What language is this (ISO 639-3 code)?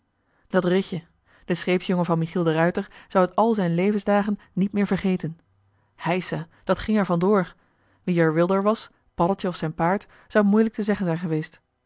nld